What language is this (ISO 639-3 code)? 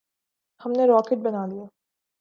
urd